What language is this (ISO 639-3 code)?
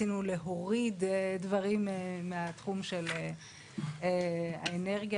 heb